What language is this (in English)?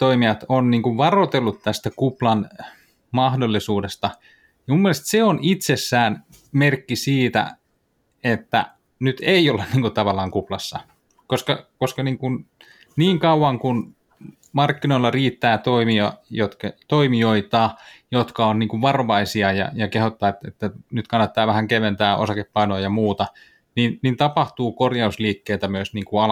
Finnish